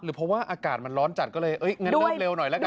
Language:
Thai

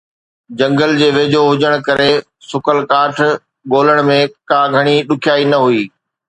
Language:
Sindhi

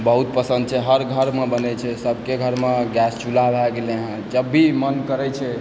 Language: Maithili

